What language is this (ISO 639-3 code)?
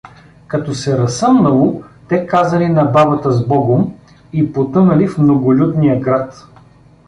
bul